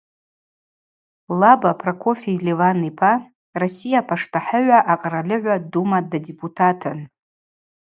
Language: Abaza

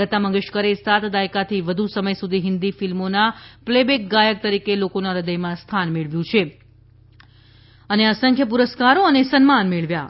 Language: Gujarati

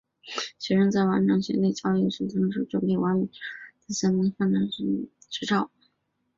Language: Chinese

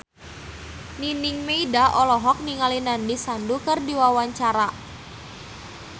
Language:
Sundanese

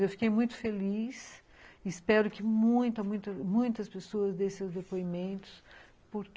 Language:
Portuguese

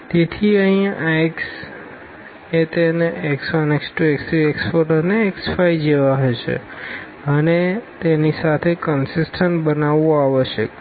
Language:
Gujarati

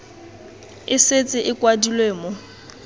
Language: Tswana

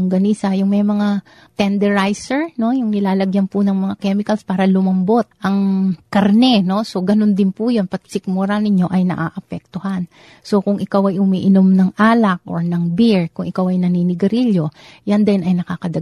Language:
Filipino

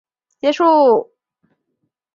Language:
Chinese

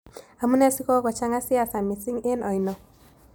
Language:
Kalenjin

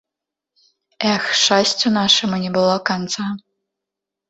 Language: Belarusian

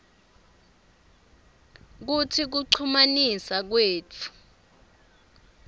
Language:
Swati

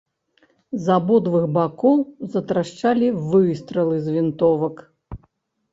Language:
Belarusian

